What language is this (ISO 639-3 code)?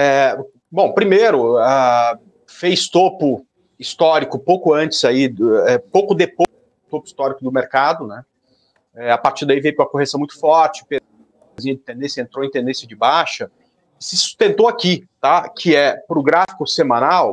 por